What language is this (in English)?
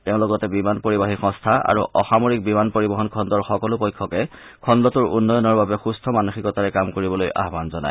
Assamese